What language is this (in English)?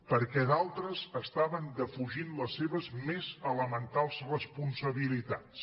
Catalan